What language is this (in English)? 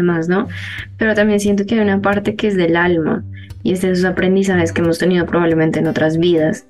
Spanish